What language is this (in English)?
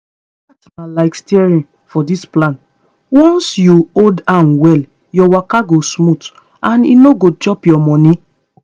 Nigerian Pidgin